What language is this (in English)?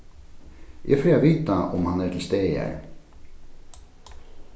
Faroese